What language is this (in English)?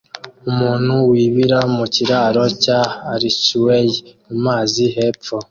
Kinyarwanda